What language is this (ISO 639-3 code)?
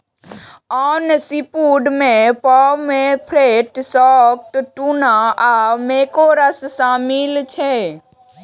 mai